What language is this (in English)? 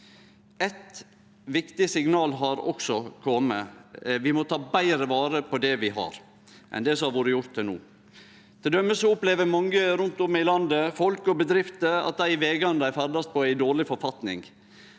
Norwegian